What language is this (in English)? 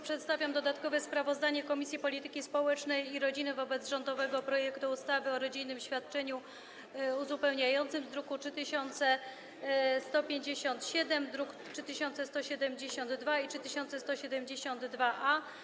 Polish